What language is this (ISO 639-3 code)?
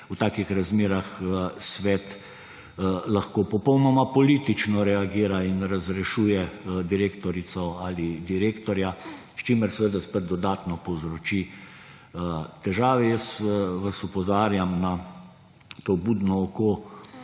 slv